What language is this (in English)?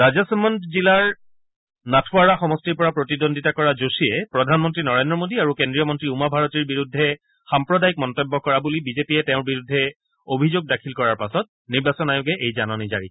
Assamese